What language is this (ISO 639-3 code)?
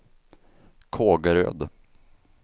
swe